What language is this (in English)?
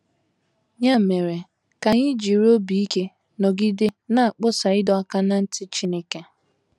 Igbo